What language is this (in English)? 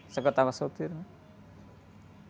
Portuguese